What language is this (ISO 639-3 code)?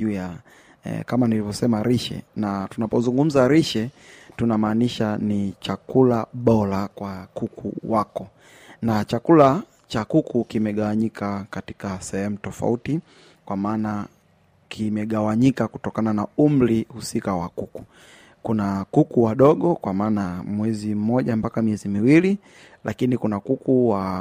swa